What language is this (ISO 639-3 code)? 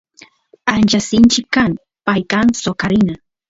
qus